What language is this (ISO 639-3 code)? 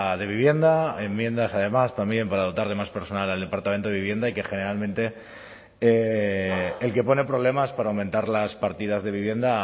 spa